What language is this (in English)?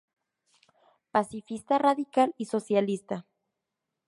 Spanish